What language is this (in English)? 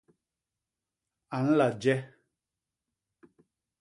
Basaa